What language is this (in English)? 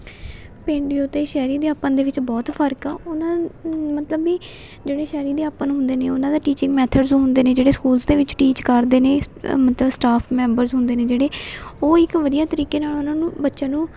Punjabi